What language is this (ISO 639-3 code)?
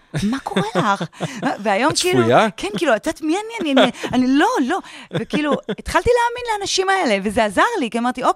heb